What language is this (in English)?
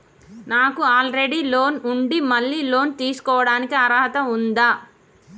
Telugu